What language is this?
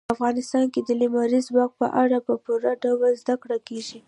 Pashto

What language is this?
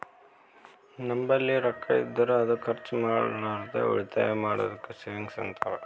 Kannada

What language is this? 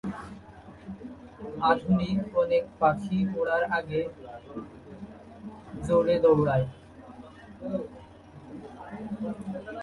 Bangla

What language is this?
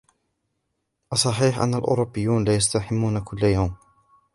Arabic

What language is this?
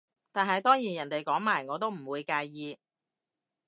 Cantonese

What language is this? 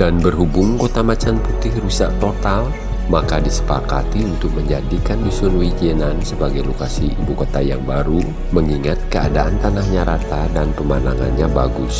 Indonesian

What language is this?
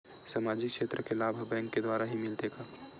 Chhattisgarhi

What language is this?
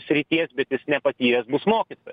Lithuanian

